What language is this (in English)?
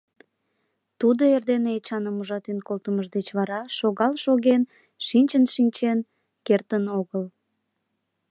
Mari